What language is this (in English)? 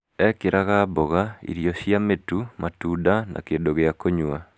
Kikuyu